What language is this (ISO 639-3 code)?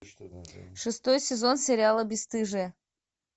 rus